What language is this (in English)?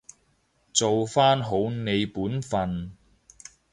Cantonese